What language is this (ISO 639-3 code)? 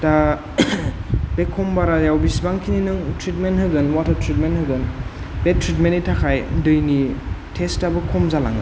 brx